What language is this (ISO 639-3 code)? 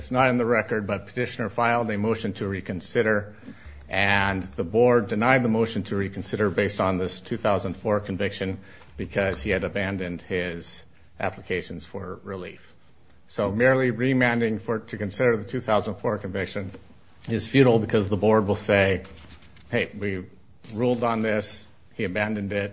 eng